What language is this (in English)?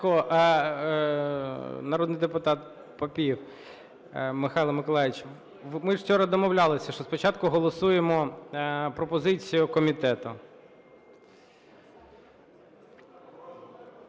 Ukrainian